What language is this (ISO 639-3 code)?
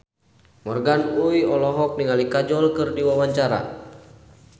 sun